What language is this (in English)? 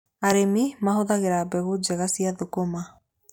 Kikuyu